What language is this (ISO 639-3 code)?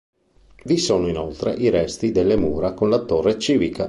ita